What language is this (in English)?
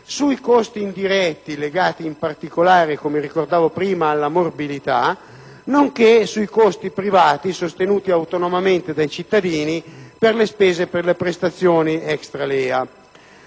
Italian